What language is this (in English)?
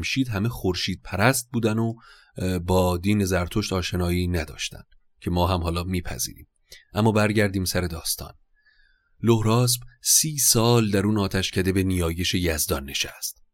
Persian